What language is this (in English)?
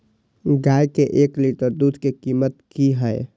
Maithili